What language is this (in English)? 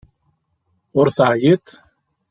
Kabyle